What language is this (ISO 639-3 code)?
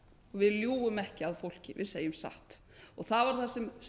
isl